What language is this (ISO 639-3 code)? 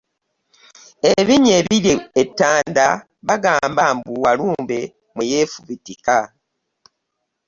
lug